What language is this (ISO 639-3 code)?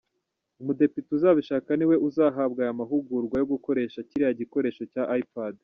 kin